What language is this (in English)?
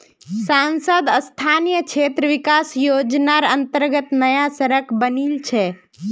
Magahi